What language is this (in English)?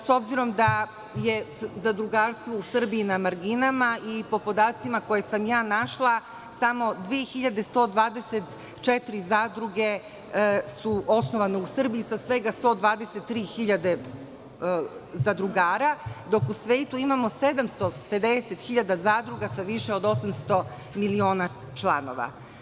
Serbian